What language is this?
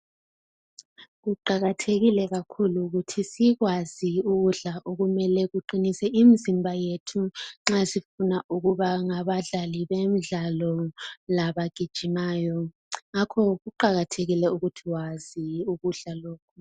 North Ndebele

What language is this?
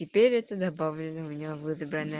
Russian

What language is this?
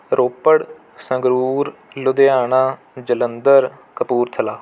Punjabi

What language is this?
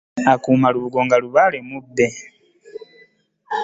Ganda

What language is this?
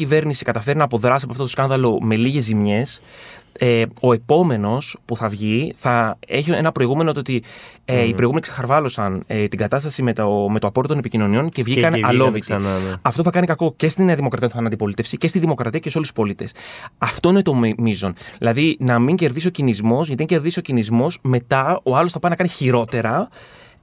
Greek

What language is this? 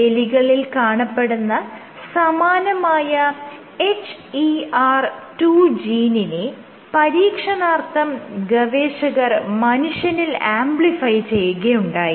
Malayalam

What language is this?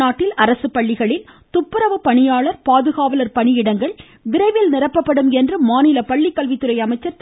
Tamil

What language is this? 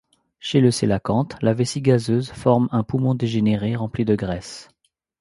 French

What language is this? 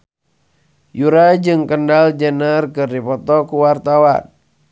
Sundanese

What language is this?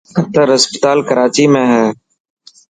Dhatki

